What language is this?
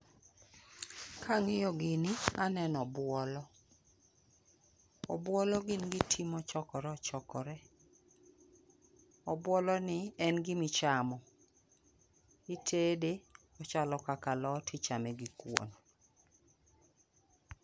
Luo (Kenya and Tanzania)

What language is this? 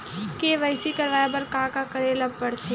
Chhattisgarhi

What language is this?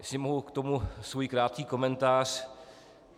Czech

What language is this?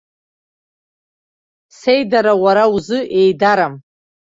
Abkhazian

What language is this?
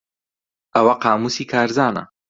Central Kurdish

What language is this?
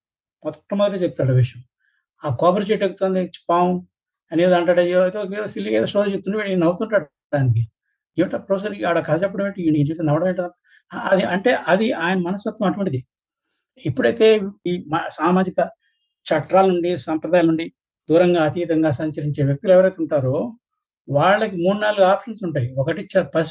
Telugu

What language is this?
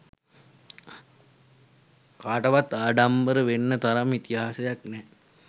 Sinhala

